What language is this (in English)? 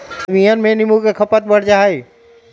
Magahi